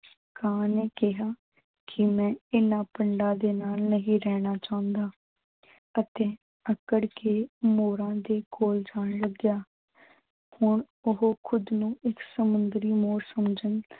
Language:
Punjabi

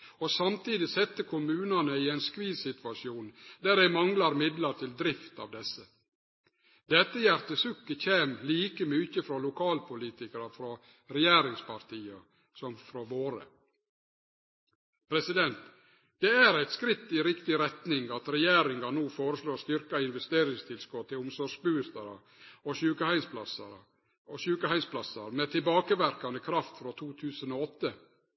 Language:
Norwegian Nynorsk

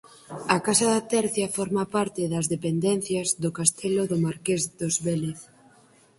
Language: Galician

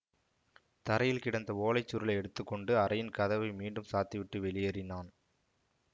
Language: Tamil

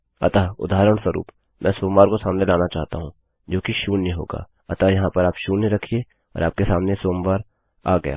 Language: Hindi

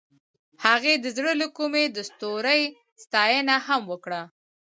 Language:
Pashto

